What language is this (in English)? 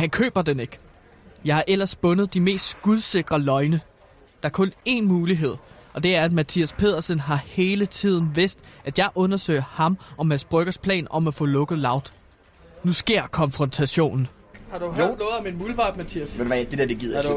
Danish